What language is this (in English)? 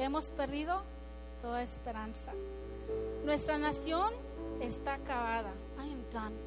Spanish